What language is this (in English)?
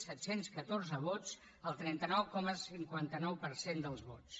Catalan